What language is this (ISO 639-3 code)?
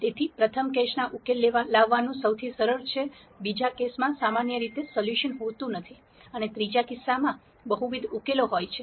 guj